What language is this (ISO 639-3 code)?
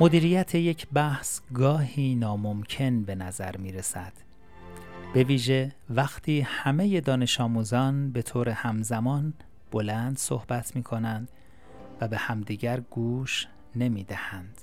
fas